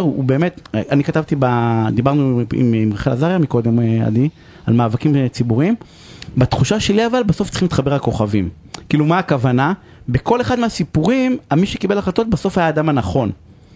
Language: Hebrew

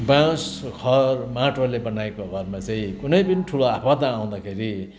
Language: Nepali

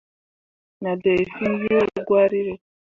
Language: Mundang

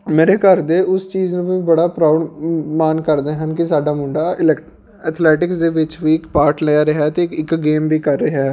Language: Punjabi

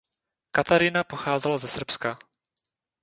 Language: Czech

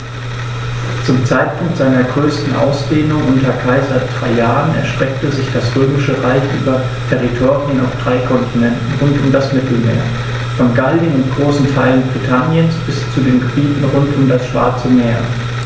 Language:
German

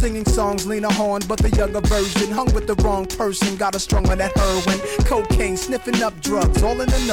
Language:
Italian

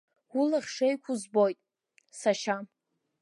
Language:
Abkhazian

